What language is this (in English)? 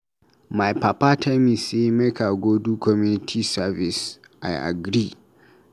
Nigerian Pidgin